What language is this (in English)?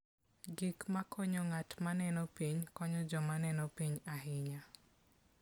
Luo (Kenya and Tanzania)